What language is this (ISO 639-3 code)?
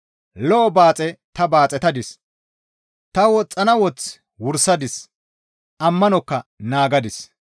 gmv